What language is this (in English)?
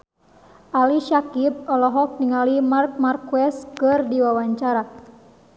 Sundanese